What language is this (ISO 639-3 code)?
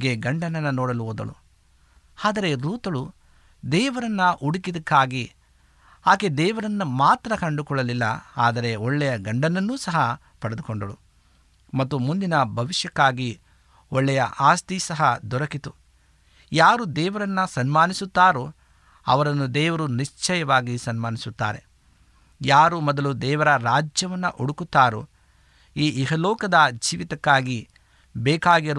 kan